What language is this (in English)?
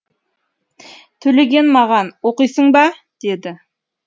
Kazakh